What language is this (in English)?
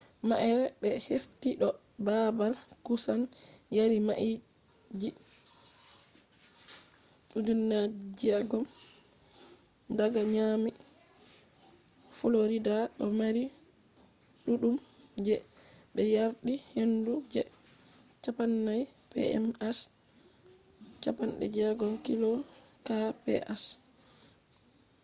Fula